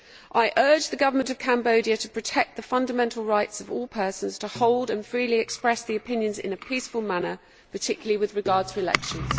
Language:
English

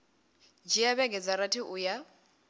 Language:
Venda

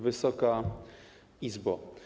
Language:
Polish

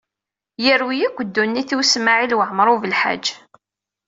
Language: Kabyle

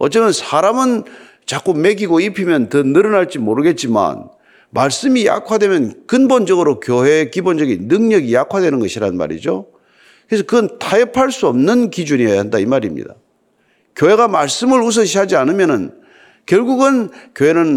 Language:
Korean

